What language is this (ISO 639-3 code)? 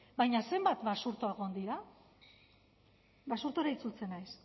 eus